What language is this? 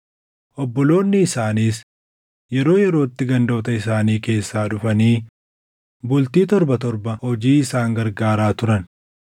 Oromo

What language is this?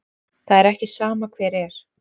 Icelandic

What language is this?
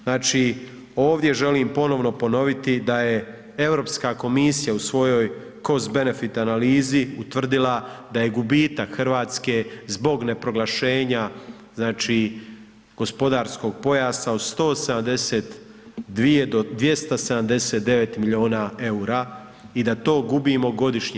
Croatian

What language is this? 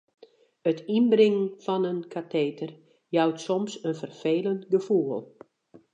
Western Frisian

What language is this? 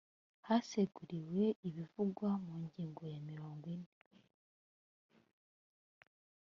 Kinyarwanda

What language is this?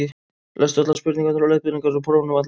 Icelandic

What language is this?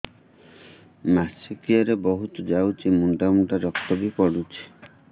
Odia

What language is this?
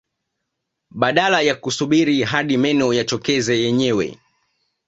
Swahili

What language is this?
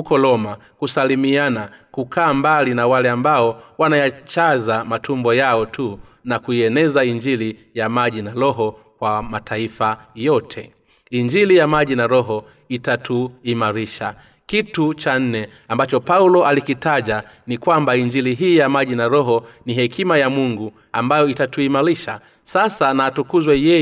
Swahili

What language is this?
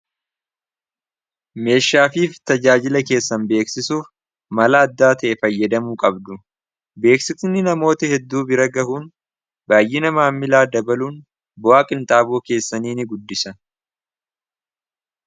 Oromo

